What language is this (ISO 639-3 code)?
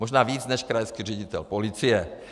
ces